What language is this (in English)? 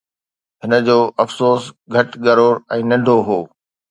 Sindhi